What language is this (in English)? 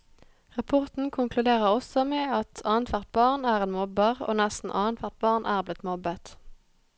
Norwegian